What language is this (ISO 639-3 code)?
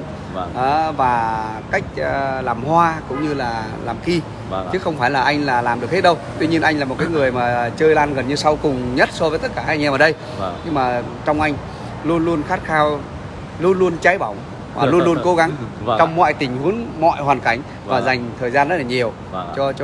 vie